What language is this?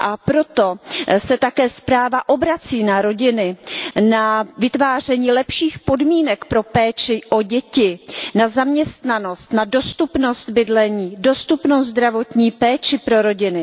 Czech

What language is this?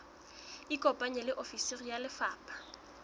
Southern Sotho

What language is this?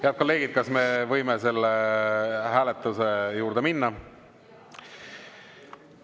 Estonian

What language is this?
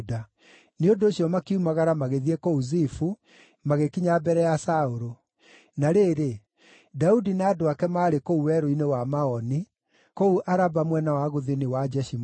Kikuyu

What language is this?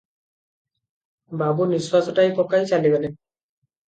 Odia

